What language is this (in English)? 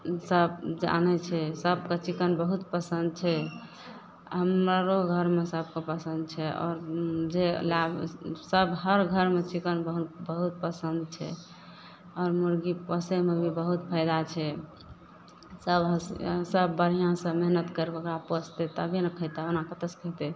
Maithili